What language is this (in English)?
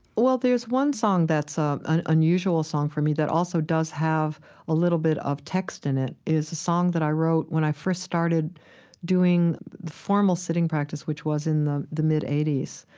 English